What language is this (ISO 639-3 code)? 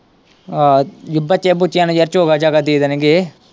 pan